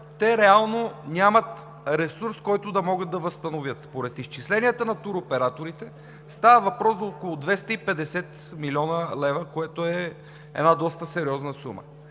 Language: Bulgarian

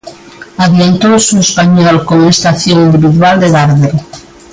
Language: Galician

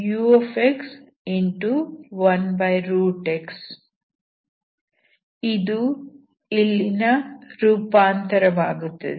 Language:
Kannada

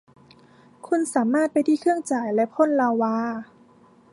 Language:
Thai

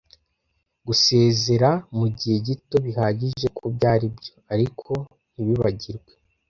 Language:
Kinyarwanda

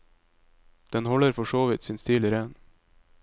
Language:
Norwegian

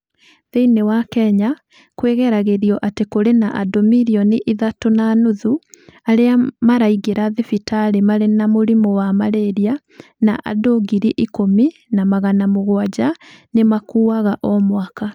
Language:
Kikuyu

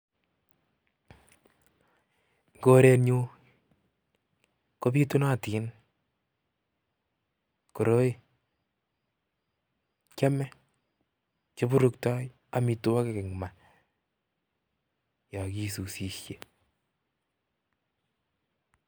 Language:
Kalenjin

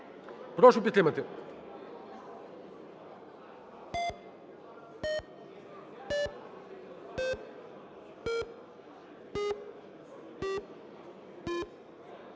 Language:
Ukrainian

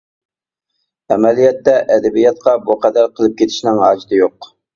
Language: Uyghur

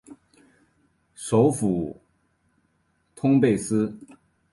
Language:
Chinese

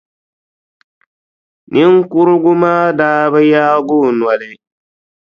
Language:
Dagbani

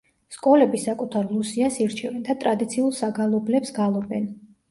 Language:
Georgian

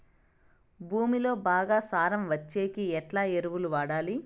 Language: Telugu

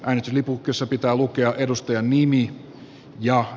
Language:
Finnish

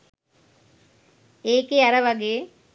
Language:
Sinhala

